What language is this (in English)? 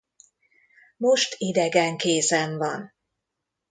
Hungarian